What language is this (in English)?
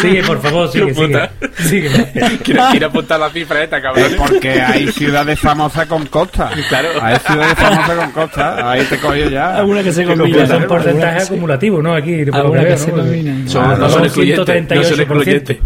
Spanish